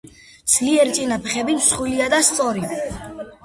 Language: Georgian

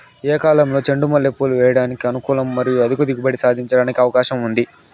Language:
Telugu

